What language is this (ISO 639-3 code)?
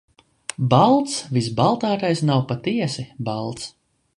lav